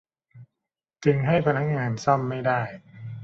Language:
Thai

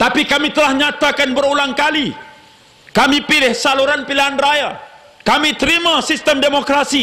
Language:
Malay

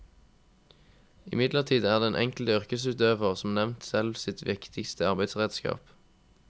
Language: Norwegian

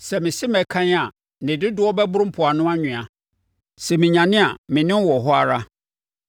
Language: Akan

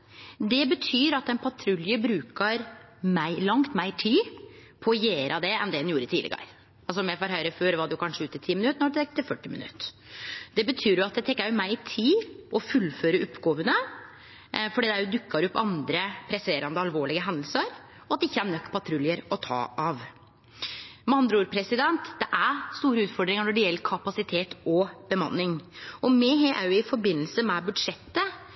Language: Norwegian Nynorsk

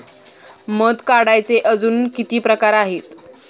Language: Marathi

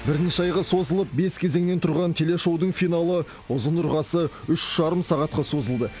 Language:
Kazakh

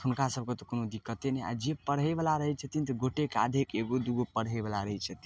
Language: Maithili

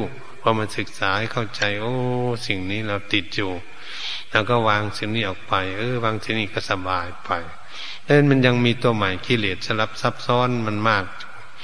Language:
Thai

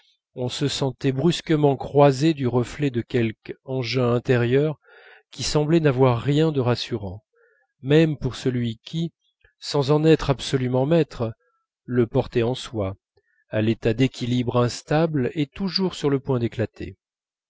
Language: French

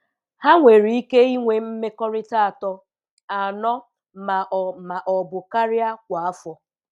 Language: Igbo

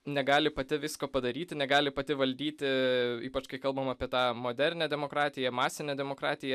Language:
Lithuanian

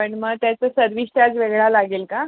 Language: Marathi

